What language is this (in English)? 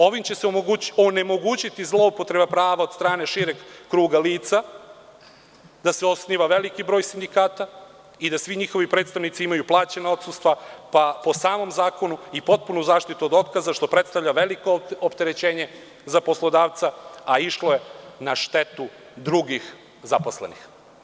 Serbian